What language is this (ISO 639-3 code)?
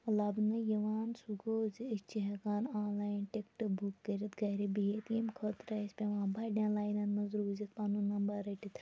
kas